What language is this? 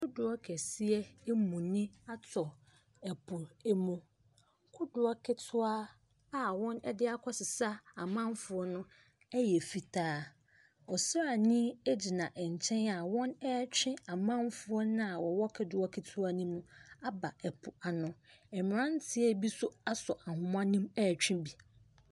Akan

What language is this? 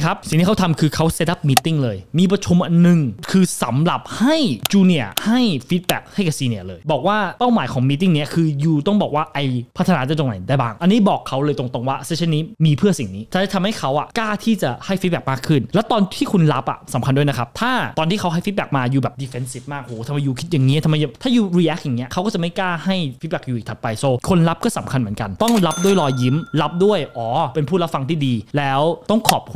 Thai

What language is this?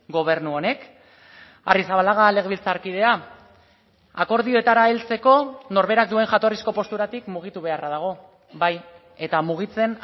Basque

